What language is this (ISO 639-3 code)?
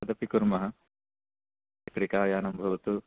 san